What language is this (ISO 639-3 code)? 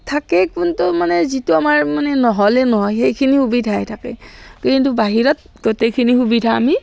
asm